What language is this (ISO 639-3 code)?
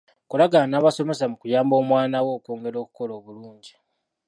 lug